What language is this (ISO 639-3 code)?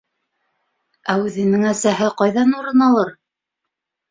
bak